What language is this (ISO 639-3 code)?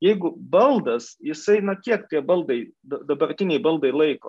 lit